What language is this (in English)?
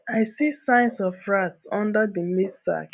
Nigerian Pidgin